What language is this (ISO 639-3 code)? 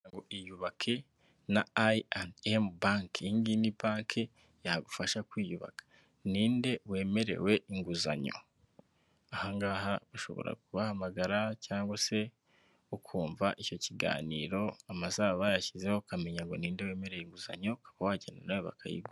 kin